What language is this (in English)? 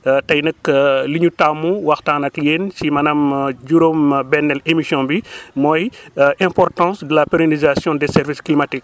Wolof